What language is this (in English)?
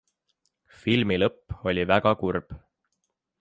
Estonian